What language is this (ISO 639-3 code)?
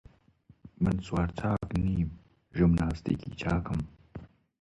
ckb